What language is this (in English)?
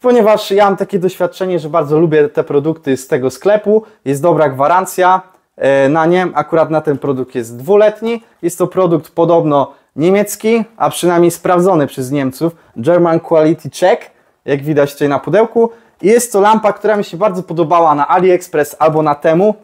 Polish